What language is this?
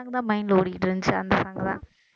Tamil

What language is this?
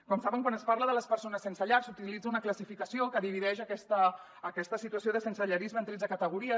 Catalan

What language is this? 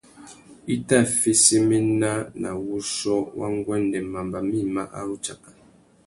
Tuki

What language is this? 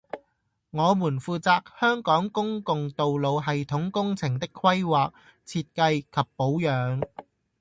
Cantonese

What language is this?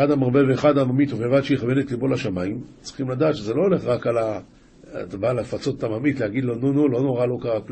Hebrew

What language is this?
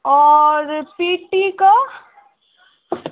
Maithili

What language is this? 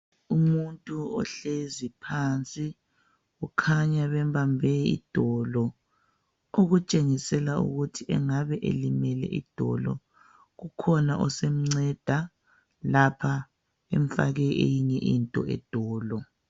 North Ndebele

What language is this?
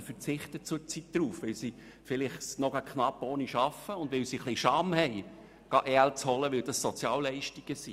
Swiss German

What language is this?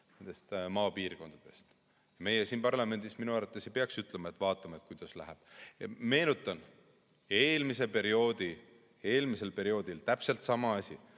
Estonian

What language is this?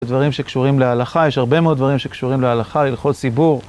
Hebrew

